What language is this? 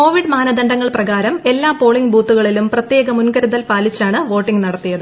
Malayalam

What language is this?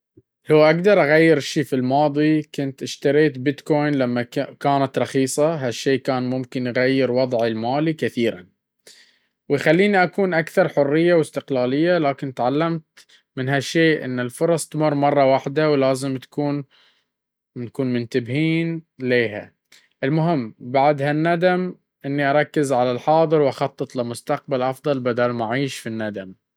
Baharna Arabic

